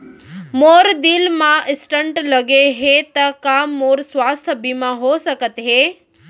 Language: Chhattisgarhi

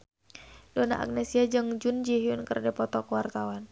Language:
Sundanese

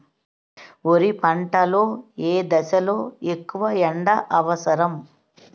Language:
Telugu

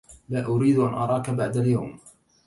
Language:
Arabic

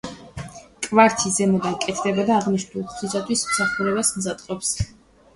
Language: Georgian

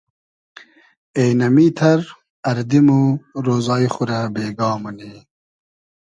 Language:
Hazaragi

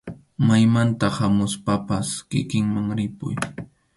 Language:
Arequipa-La Unión Quechua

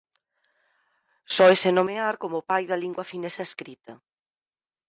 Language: Galician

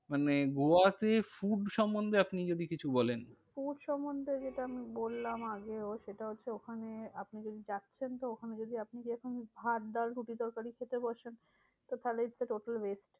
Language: Bangla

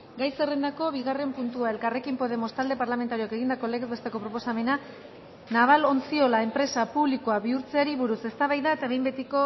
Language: Basque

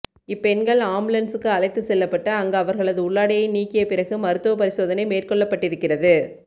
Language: Tamil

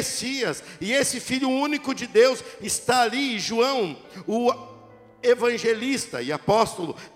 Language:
Portuguese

